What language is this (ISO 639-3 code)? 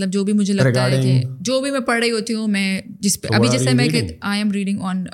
urd